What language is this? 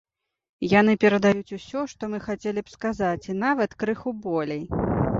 Belarusian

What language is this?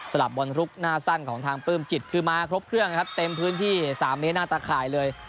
Thai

